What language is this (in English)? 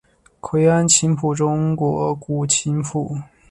Chinese